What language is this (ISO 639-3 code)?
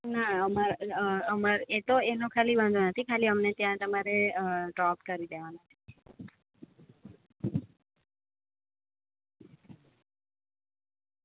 guj